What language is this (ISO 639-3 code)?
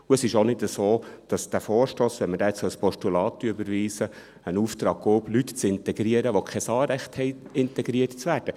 gsw